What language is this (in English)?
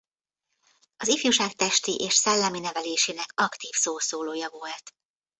Hungarian